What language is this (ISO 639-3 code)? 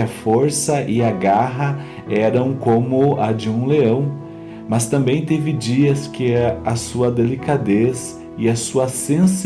por